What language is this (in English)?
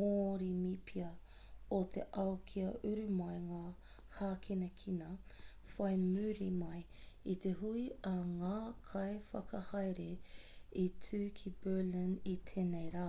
Māori